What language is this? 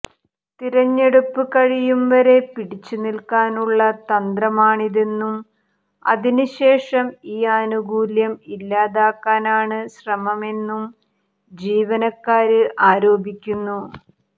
Malayalam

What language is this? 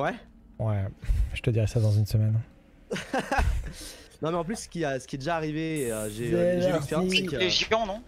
French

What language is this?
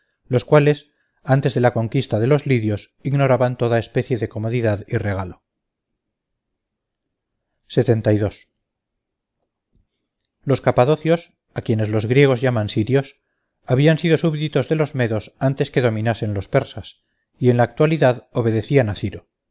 Spanish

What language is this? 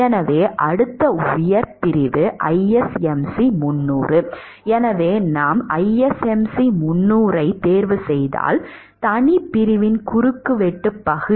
Tamil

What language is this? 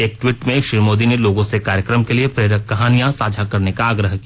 Hindi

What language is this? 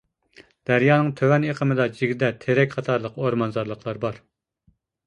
Uyghur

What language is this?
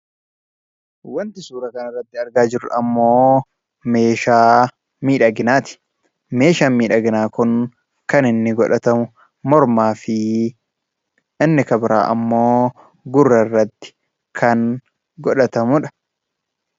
Oromo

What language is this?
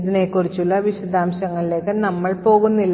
Malayalam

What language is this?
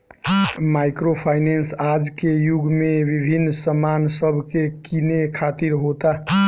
Bhojpuri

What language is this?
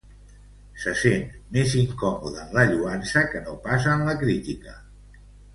Catalan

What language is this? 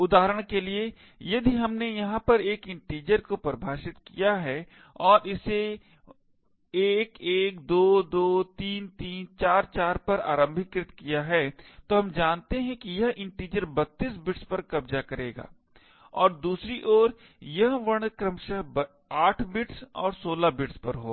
Hindi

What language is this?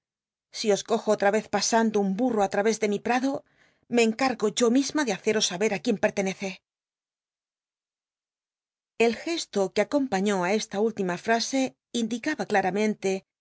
Spanish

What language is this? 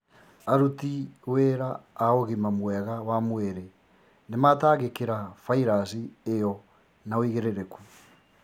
Kikuyu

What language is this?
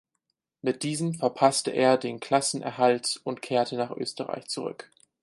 German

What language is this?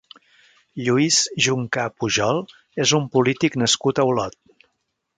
Catalan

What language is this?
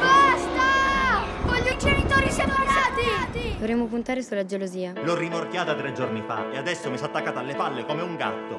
Italian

